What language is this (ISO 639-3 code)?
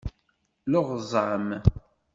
kab